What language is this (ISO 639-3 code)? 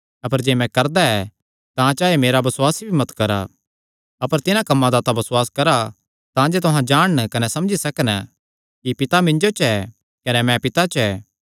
xnr